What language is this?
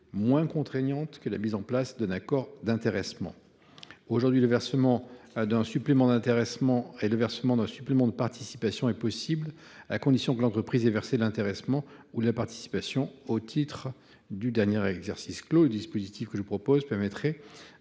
French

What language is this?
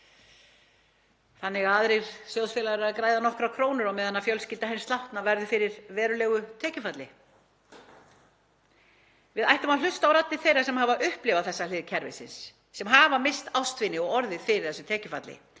Icelandic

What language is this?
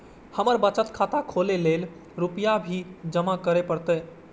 Maithili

